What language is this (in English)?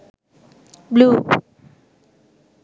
Sinhala